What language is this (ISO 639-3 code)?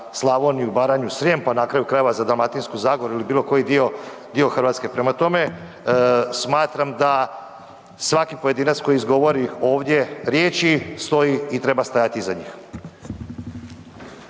hrv